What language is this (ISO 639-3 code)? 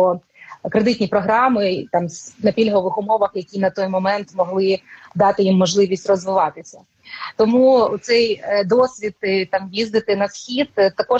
ukr